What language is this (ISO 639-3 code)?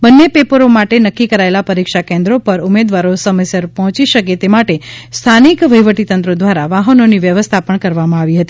guj